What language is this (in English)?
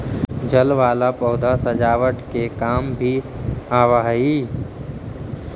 Magahi